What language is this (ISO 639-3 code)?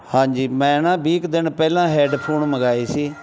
pan